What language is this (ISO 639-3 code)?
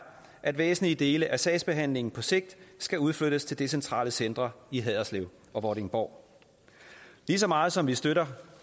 dan